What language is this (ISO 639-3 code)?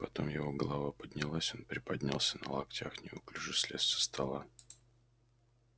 rus